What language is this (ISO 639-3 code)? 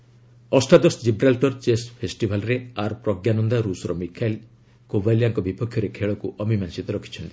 ori